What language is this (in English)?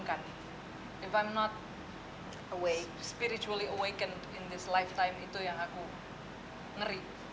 Indonesian